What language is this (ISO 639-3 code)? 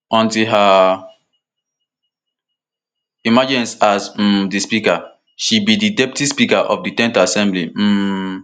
pcm